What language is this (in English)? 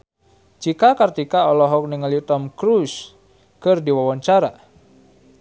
Sundanese